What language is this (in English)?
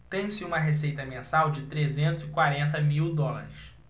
Portuguese